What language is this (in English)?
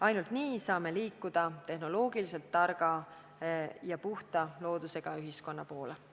Estonian